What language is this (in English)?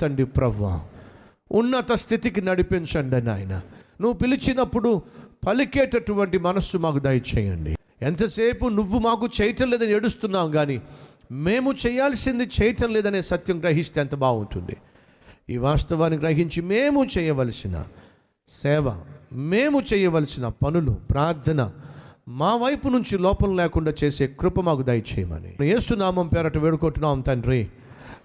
Telugu